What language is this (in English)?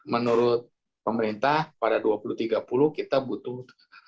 Indonesian